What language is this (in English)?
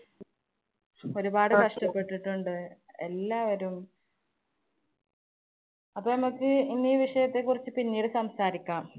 Malayalam